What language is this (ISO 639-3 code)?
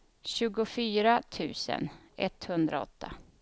swe